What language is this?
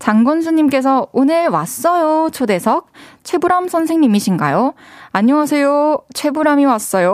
Korean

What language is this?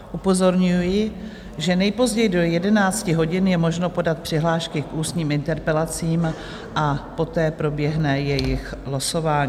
Czech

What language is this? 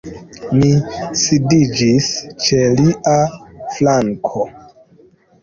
Esperanto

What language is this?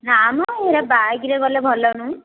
Odia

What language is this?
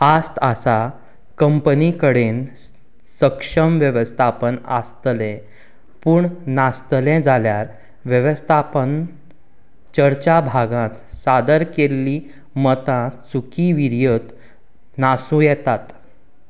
Konkani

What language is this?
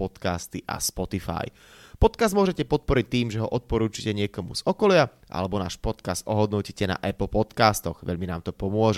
Slovak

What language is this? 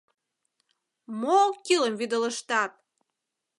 Mari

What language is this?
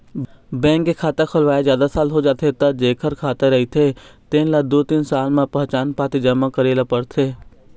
Chhattisgarhi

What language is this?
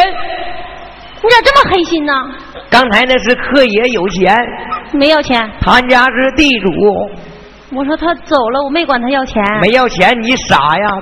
Chinese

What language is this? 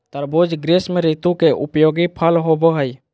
Magahi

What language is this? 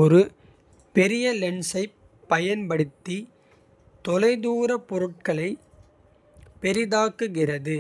Kota (India)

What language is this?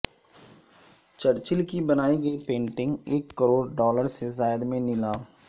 Urdu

